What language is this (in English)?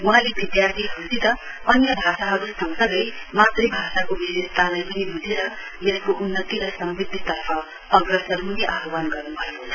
Nepali